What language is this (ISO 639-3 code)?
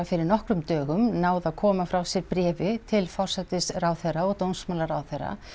isl